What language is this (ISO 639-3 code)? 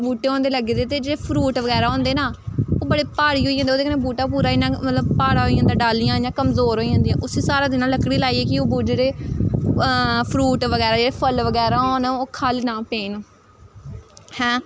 doi